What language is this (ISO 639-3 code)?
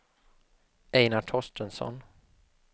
swe